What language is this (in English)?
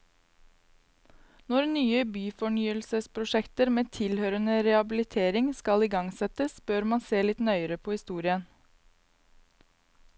Norwegian